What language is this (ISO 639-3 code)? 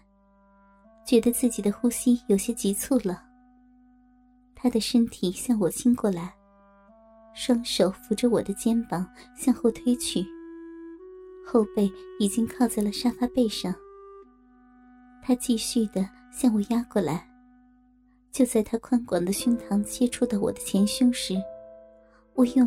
zho